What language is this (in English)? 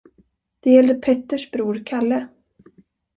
Swedish